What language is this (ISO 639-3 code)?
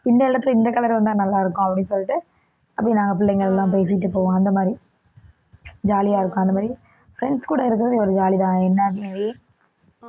tam